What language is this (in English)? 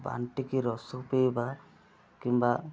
Odia